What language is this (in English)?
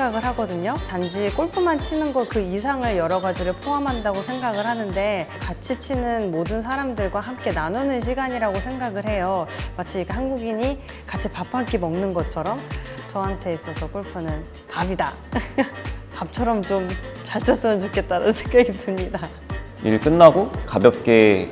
Korean